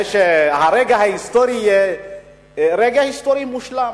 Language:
Hebrew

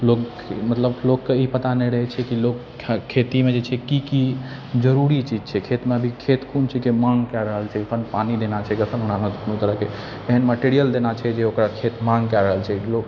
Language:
Maithili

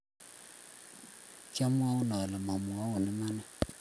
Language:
Kalenjin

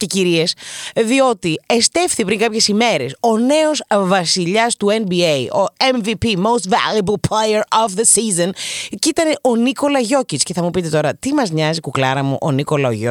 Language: Greek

